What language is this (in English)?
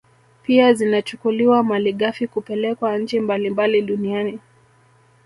Swahili